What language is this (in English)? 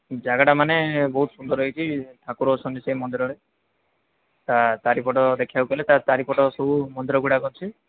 Odia